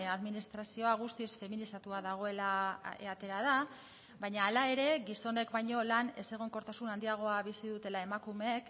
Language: Basque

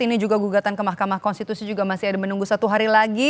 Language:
Indonesian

